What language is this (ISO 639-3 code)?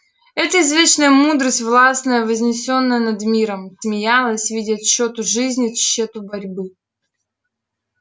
rus